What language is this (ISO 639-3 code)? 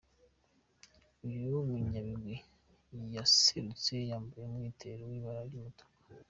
kin